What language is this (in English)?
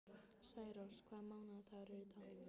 Icelandic